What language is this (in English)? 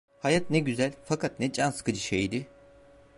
Turkish